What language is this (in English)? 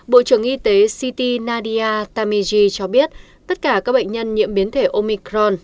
Vietnamese